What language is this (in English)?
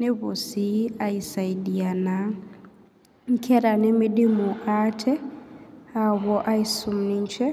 Masai